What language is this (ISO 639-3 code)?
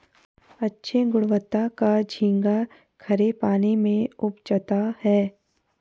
hin